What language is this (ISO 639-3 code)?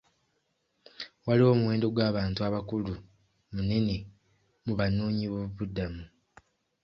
lug